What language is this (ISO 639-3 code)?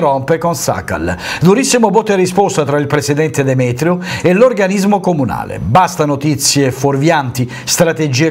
ita